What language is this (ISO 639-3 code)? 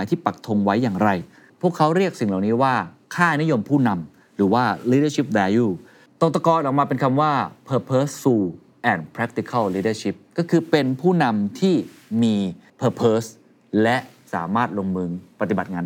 tha